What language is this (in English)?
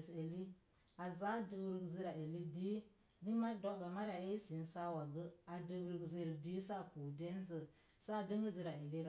Mom Jango